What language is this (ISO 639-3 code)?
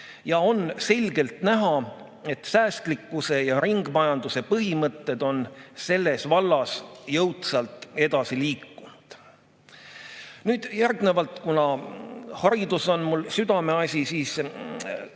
est